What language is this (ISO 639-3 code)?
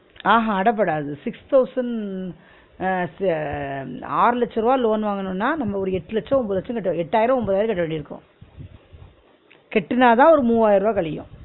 tam